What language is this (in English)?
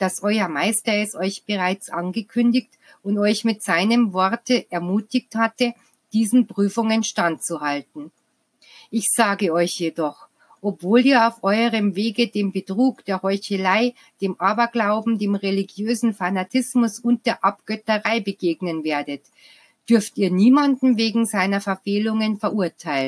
German